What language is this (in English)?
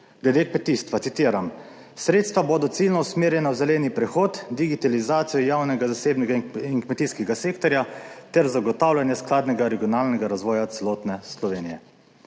Slovenian